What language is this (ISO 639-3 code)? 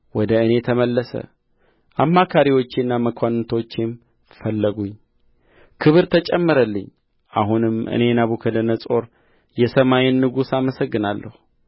amh